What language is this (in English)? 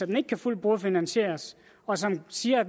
Danish